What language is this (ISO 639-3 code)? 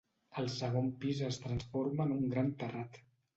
cat